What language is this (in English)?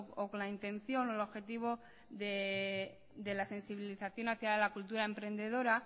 Spanish